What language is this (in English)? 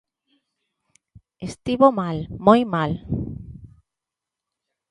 Galician